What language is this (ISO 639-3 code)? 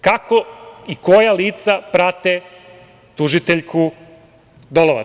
srp